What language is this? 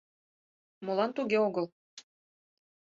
Mari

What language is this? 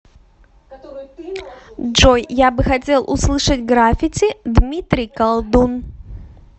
Russian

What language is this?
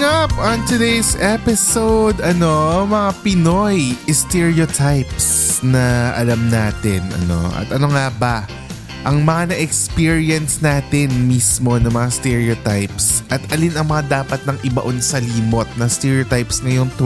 Filipino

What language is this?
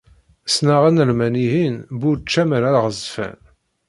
Kabyle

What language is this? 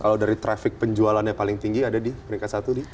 Indonesian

